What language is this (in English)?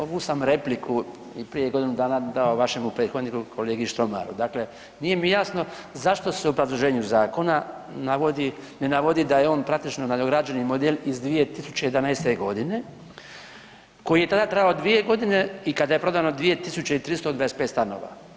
Croatian